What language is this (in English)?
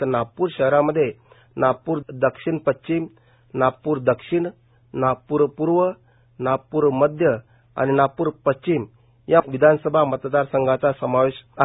Marathi